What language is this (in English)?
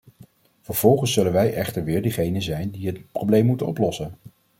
Dutch